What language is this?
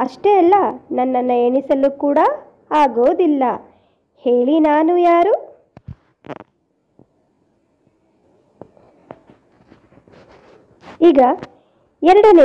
Hindi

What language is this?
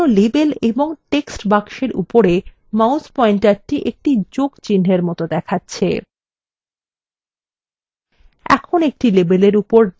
Bangla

